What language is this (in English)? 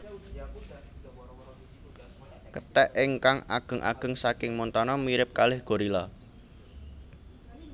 Javanese